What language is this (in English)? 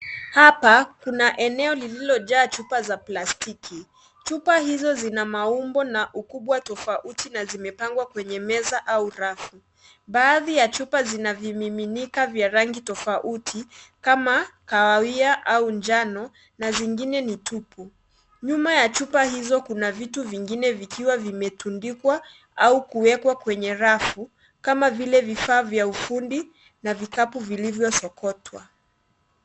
Swahili